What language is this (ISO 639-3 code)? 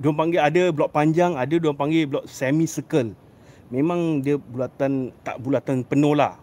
msa